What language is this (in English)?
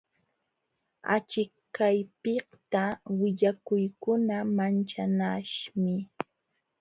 Jauja Wanca Quechua